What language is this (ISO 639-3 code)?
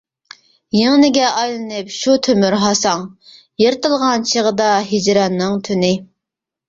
uig